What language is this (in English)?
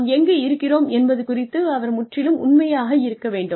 Tamil